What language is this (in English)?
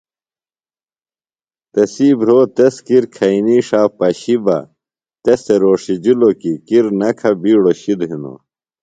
Phalura